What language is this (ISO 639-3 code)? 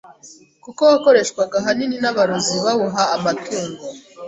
kin